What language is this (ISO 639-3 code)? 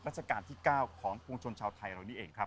tha